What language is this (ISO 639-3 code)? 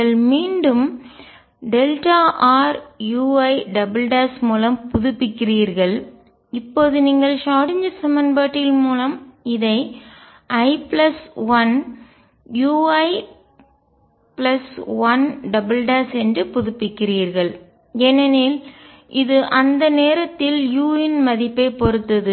tam